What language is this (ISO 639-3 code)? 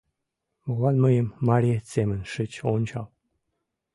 chm